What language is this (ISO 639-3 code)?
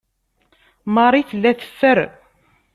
kab